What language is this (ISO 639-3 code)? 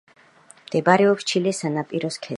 kat